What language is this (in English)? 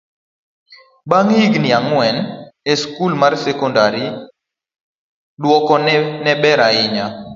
Luo (Kenya and Tanzania)